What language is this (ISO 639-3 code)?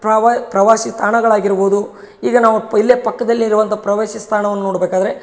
kan